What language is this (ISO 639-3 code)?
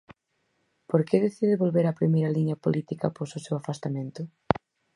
glg